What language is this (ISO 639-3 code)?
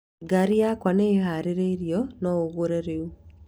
kik